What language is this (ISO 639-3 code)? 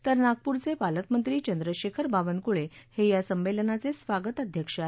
mar